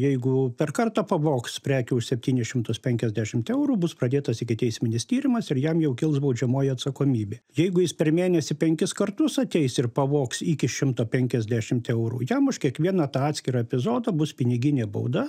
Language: Lithuanian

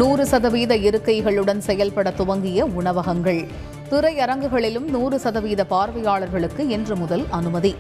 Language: Tamil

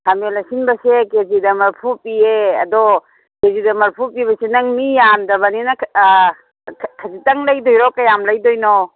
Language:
Manipuri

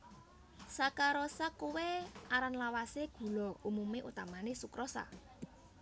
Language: Javanese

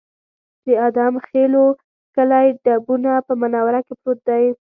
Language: Pashto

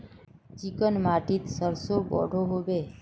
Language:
Magahi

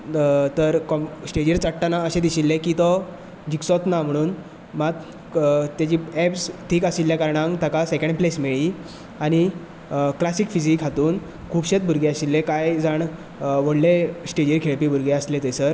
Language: Konkani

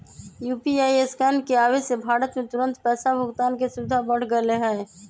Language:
Magahi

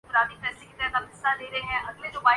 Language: Urdu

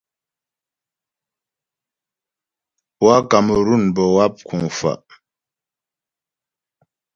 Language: Ghomala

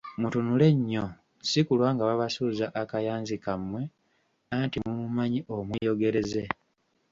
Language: Ganda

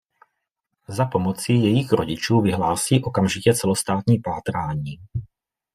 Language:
Czech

